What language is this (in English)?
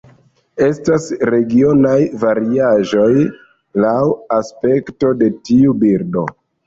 Esperanto